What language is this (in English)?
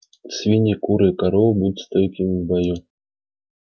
Russian